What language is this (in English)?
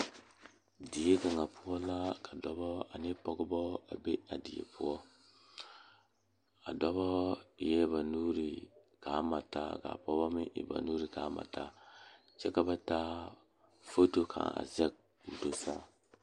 Southern Dagaare